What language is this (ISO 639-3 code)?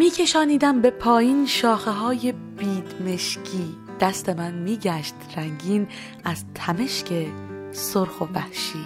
fas